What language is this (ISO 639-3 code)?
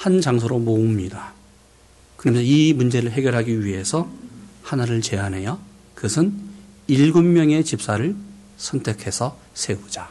kor